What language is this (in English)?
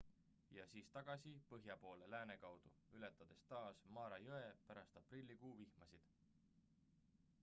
Estonian